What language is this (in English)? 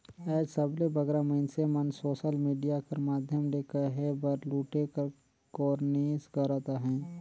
Chhattisgarhi